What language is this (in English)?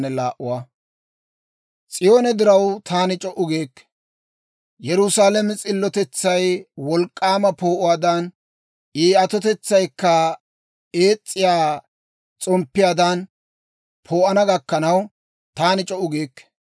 Dawro